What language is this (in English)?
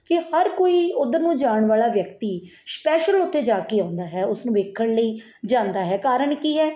Punjabi